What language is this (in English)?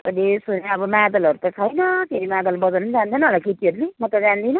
Nepali